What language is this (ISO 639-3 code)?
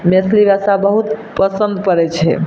mai